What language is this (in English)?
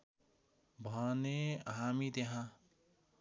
Nepali